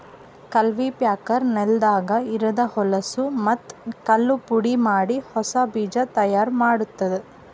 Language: Kannada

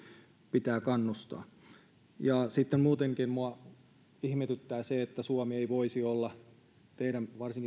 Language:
Finnish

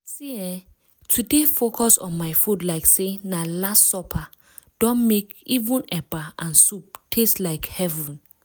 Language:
Nigerian Pidgin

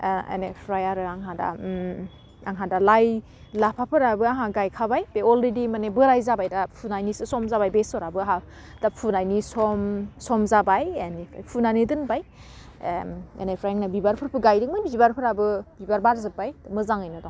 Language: Bodo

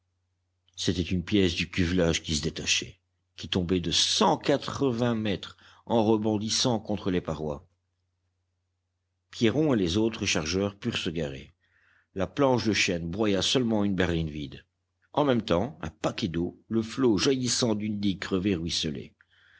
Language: French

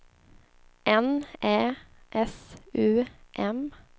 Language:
Swedish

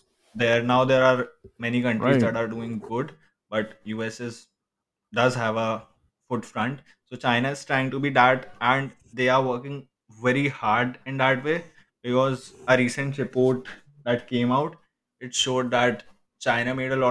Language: English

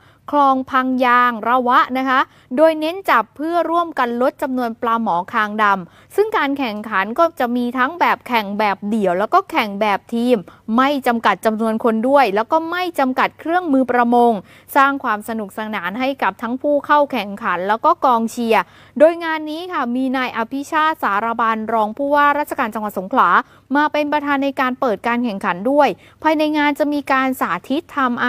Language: Thai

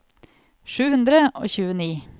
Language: Norwegian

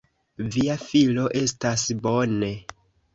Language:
Esperanto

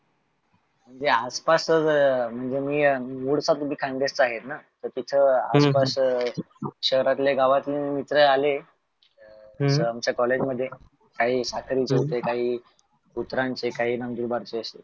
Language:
Marathi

